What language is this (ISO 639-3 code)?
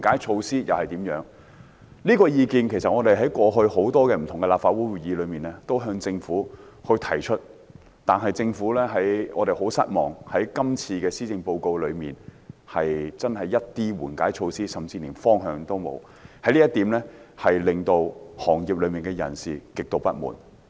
yue